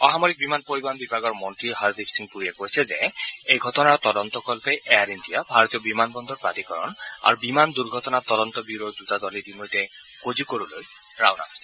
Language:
Assamese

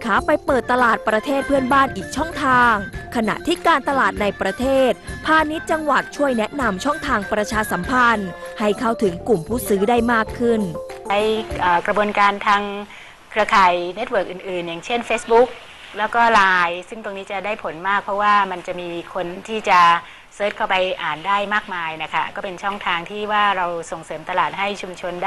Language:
Thai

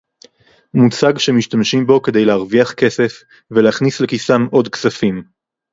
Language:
Hebrew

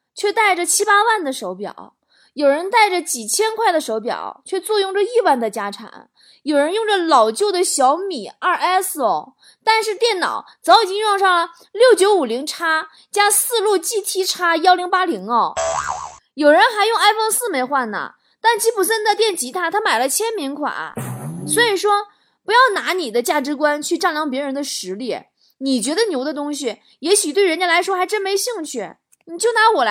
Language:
Chinese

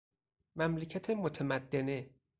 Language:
Persian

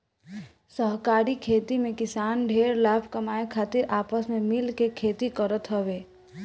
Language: Bhojpuri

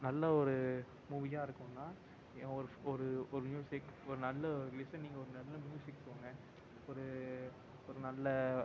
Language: Tamil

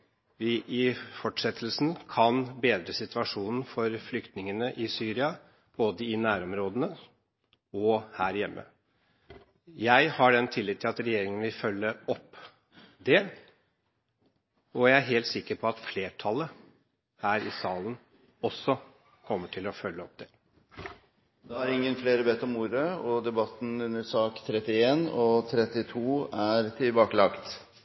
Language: Norwegian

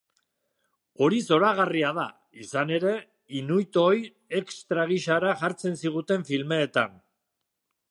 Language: Basque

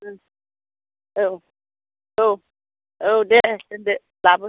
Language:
Bodo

